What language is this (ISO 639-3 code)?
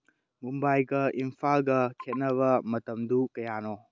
mni